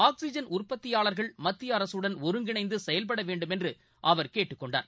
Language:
Tamil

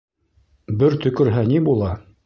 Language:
Bashkir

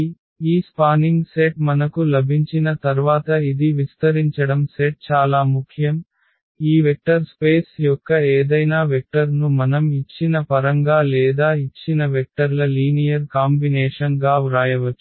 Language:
Telugu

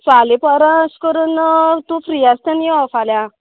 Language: Konkani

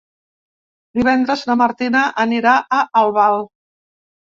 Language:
Catalan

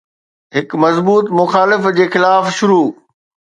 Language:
Sindhi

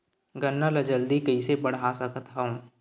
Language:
Chhattisgarhi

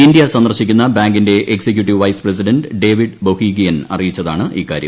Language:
Malayalam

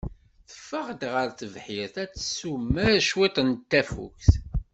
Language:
Kabyle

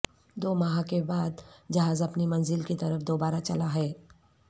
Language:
Urdu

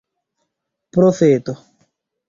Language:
Esperanto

